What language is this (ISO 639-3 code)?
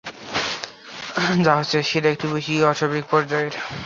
ben